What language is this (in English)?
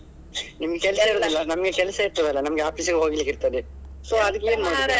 Kannada